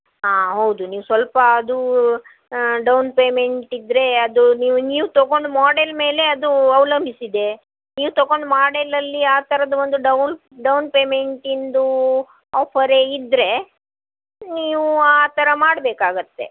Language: Kannada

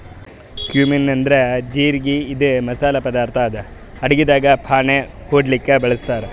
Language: Kannada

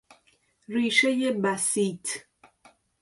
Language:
Persian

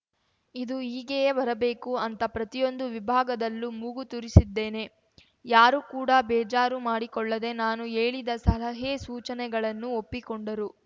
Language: Kannada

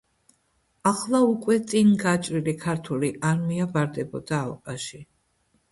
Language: Georgian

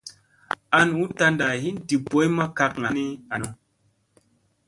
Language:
Musey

